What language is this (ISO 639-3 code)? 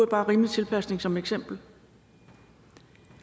dan